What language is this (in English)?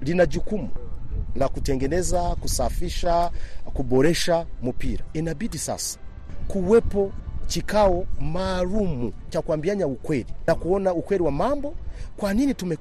Swahili